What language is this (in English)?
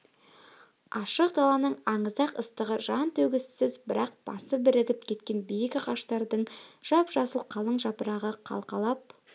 Kazakh